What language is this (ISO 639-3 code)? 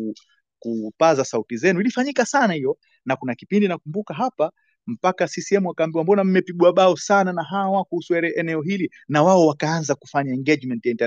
swa